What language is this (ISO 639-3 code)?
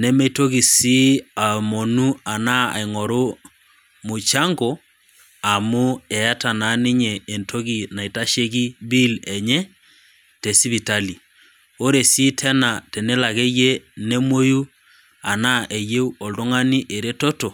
mas